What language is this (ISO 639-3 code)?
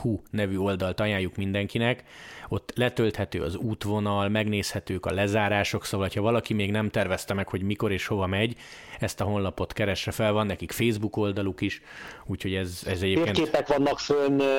hun